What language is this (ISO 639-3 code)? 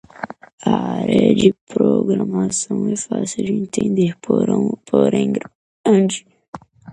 por